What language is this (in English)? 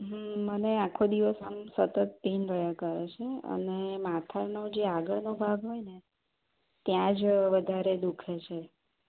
Gujarati